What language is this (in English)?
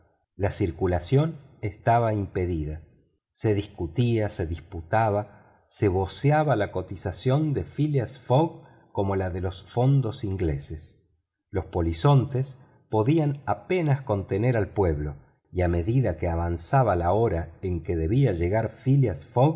Spanish